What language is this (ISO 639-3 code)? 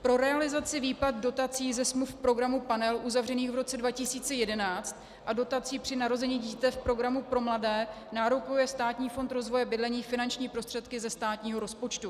ces